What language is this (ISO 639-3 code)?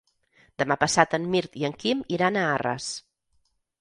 cat